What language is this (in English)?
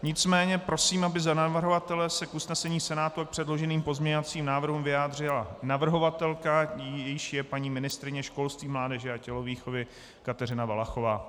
Czech